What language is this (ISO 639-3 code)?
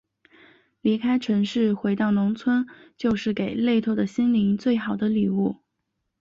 zho